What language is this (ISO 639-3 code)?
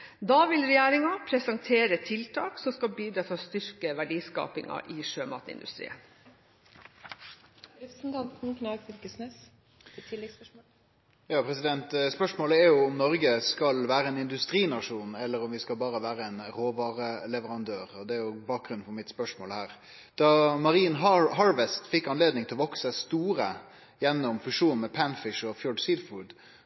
nor